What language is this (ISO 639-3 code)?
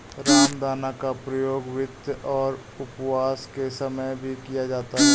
hin